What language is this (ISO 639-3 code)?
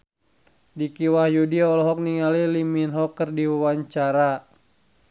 sun